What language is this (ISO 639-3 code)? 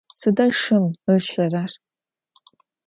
ady